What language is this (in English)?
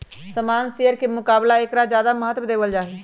Magahi